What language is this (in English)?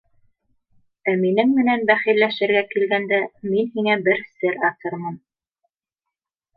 Bashkir